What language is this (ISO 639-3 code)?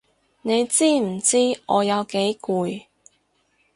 yue